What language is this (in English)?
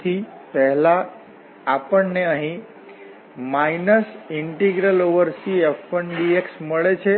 Gujarati